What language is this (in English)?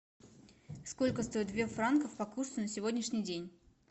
Russian